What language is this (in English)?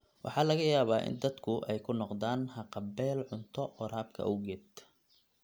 Somali